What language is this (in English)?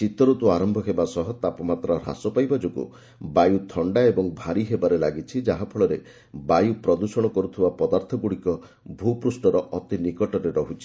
Odia